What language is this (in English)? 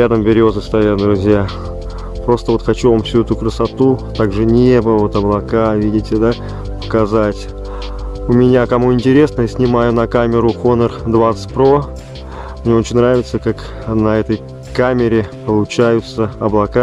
Russian